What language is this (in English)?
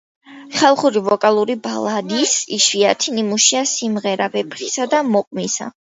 Georgian